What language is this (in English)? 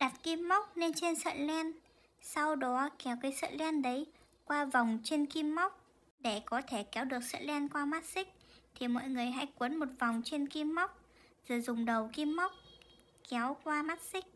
Vietnamese